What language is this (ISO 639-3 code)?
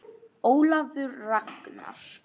isl